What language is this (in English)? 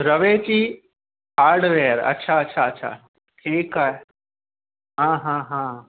Sindhi